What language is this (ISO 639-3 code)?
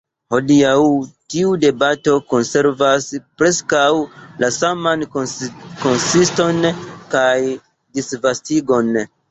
epo